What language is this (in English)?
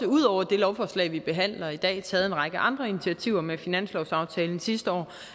Danish